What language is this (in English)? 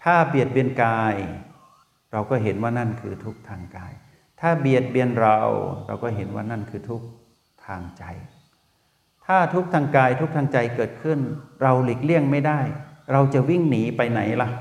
Thai